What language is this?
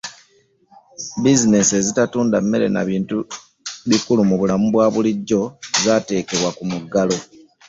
Ganda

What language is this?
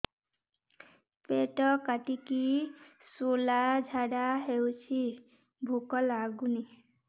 Odia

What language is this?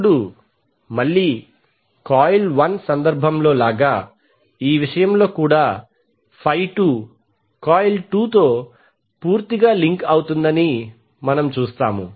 Telugu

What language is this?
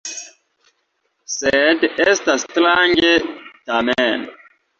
Esperanto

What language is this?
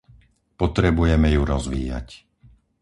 Slovak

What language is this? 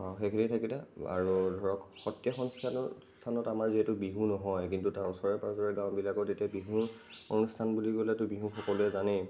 Assamese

